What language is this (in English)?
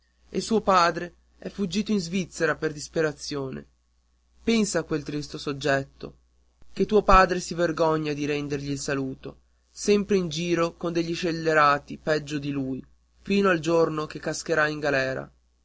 Italian